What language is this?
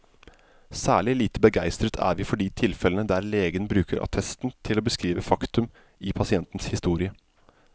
Norwegian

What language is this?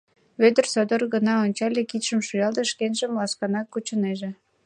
Mari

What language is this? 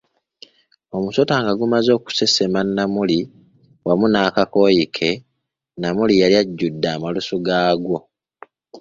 Ganda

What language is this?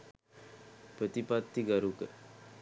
Sinhala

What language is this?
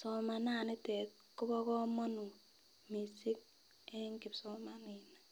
Kalenjin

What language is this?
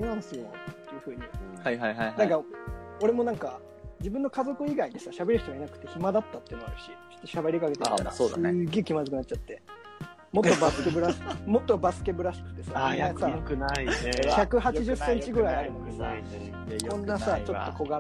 Japanese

